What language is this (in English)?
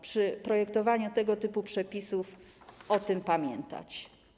Polish